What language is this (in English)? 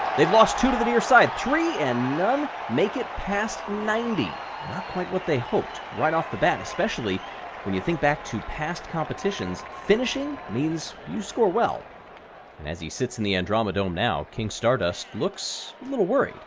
English